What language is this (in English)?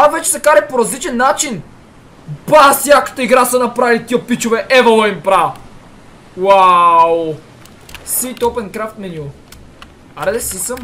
Bulgarian